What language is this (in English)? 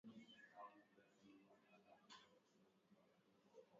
Swahili